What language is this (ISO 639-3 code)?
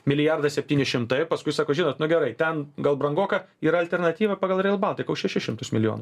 lit